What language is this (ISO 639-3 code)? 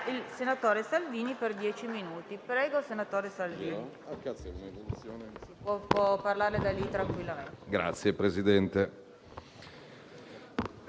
ita